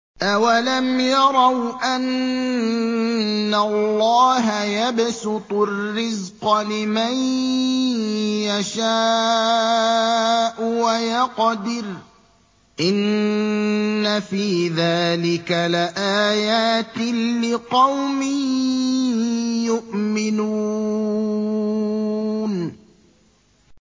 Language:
Arabic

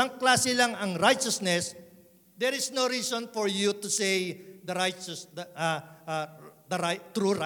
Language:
Filipino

